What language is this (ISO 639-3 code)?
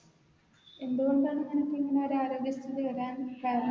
mal